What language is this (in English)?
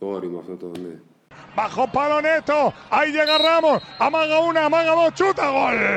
Greek